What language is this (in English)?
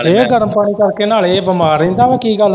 Punjabi